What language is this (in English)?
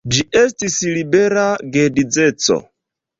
Esperanto